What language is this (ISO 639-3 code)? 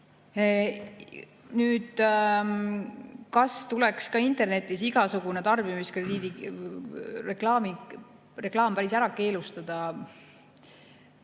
est